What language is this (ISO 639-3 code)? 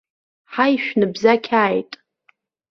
abk